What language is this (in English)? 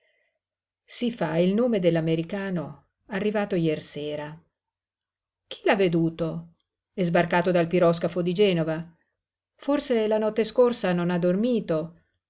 Italian